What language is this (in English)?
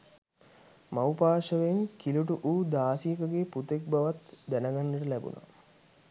Sinhala